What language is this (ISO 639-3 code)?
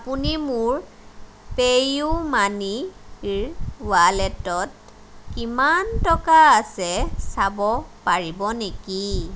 asm